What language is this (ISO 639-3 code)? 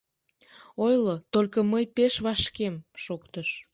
chm